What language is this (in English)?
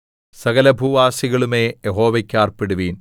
Malayalam